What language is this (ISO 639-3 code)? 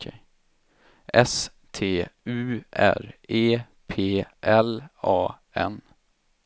swe